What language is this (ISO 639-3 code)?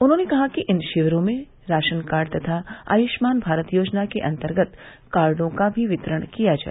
hin